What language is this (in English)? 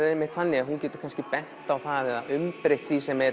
Icelandic